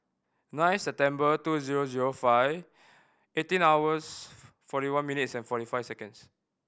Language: English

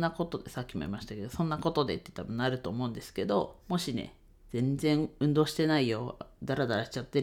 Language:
Japanese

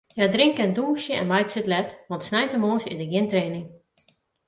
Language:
Western Frisian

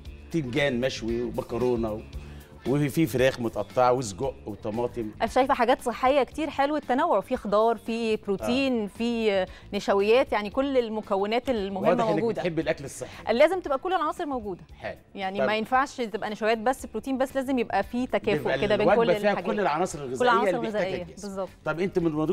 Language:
Arabic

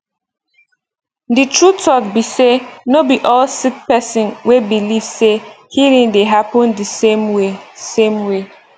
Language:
Nigerian Pidgin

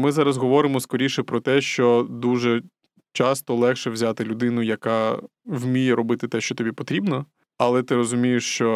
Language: Ukrainian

